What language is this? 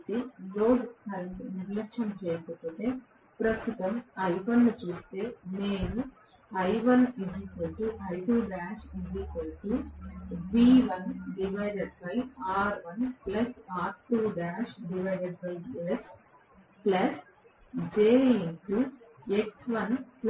Telugu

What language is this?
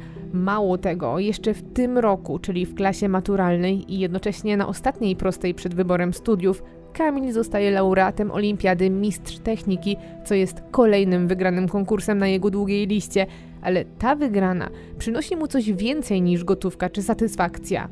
Polish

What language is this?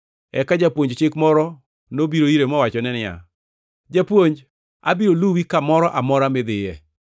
Luo (Kenya and Tanzania)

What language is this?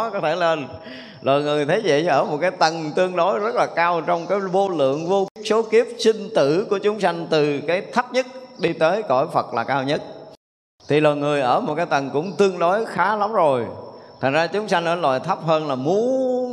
Vietnamese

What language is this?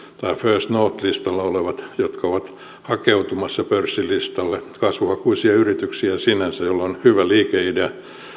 Finnish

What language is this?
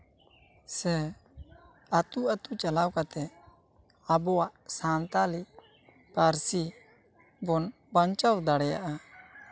Santali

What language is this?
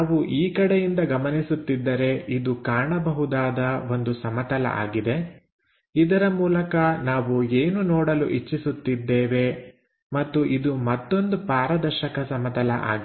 Kannada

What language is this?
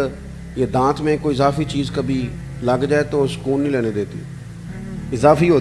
Hindi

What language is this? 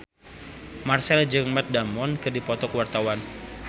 Sundanese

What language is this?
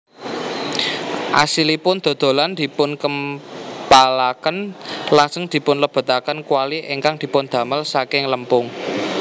Javanese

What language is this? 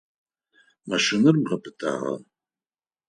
Adyghe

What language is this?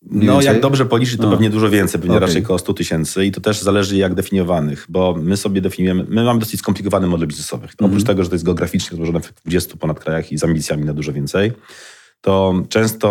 Polish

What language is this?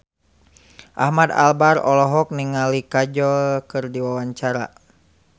Sundanese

